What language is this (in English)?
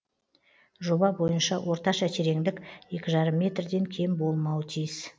Kazakh